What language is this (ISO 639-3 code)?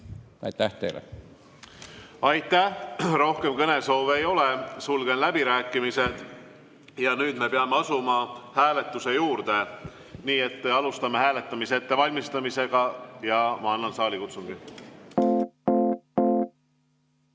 est